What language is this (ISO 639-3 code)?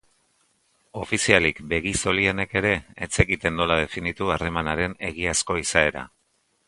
eus